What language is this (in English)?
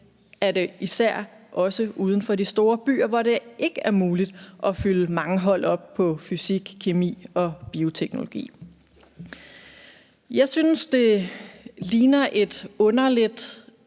Danish